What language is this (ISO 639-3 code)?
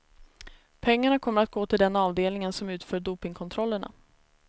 swe